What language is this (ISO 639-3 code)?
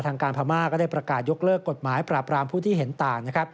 tha